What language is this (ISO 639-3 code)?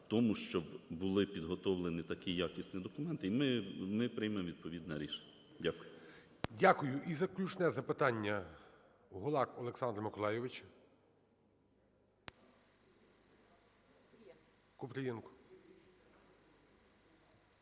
ukr